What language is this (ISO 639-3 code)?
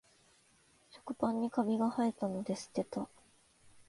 jpn